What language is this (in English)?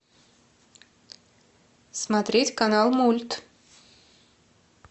Russian